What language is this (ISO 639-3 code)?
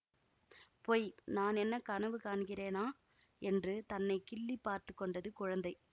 tam